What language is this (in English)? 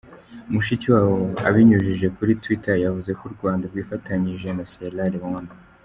Kinyarwanda